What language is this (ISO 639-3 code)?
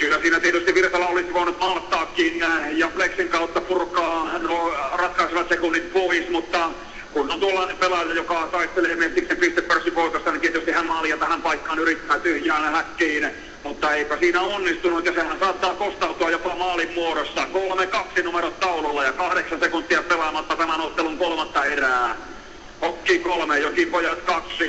fin